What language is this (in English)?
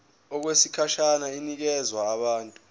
Zulu